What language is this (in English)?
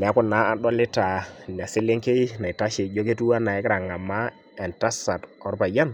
Masai